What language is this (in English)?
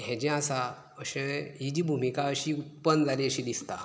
Konkani